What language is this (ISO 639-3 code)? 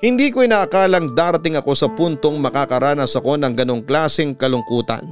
fil